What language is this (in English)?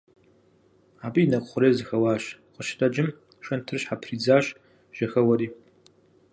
Kabardian